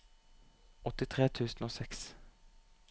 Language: Norwegian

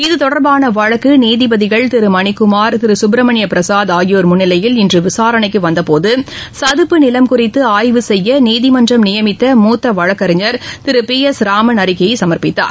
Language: Tamil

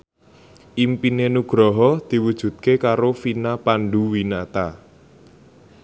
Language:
Javanese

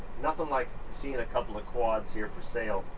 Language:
English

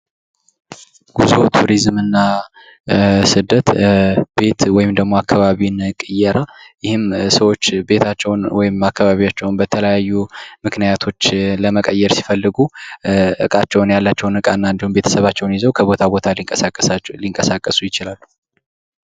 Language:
Amharic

